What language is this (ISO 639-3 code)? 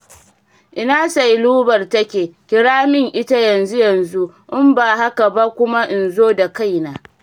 hau